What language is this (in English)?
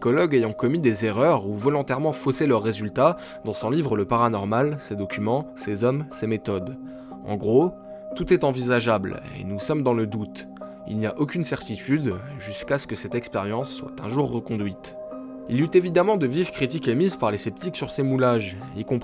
French